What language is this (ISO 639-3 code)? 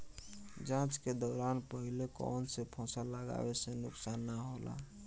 bho